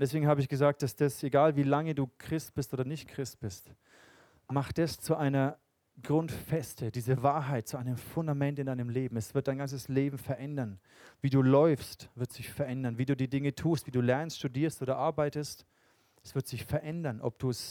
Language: German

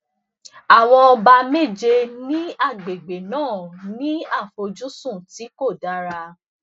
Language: Yoruba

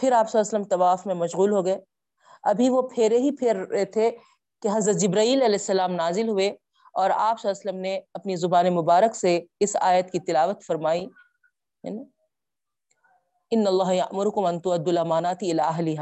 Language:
Urdu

